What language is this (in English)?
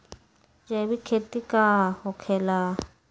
Magahi